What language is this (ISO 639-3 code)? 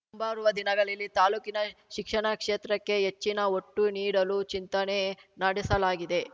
kan